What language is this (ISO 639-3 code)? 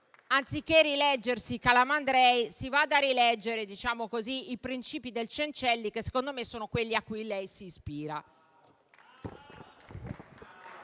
ita